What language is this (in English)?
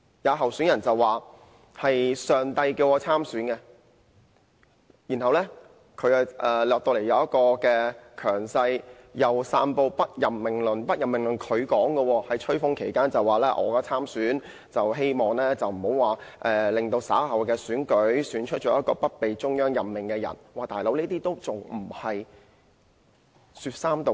Cantonese